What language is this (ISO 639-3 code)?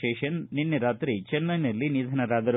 kan